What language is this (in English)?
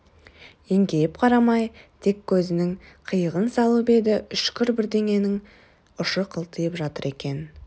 Kazakh